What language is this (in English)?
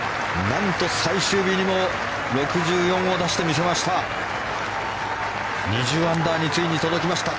Japanese